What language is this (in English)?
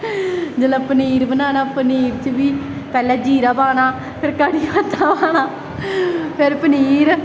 Dogri